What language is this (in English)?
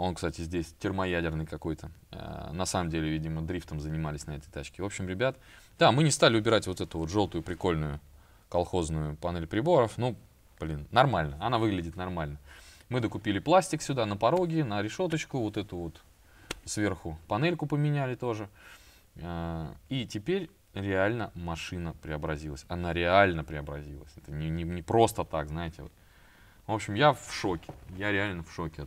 Russian